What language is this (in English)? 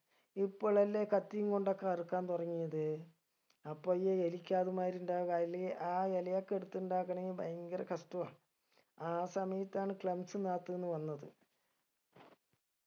Malayalam